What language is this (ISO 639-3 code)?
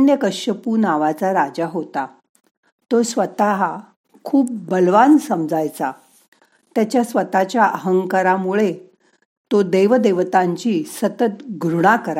mar